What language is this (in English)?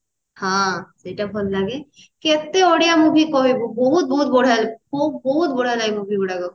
Odia